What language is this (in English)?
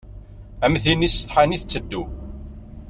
Kabyle